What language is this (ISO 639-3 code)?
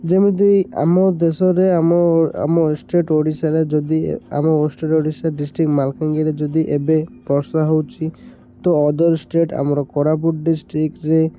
ori